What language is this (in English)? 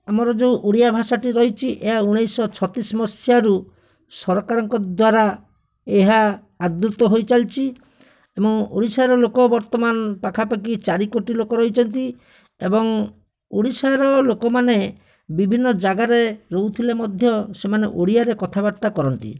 Odia